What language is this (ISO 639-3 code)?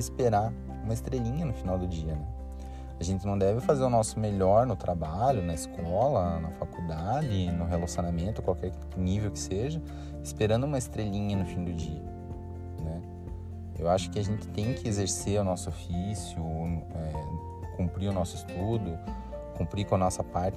por